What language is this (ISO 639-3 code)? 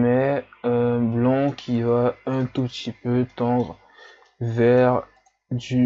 fra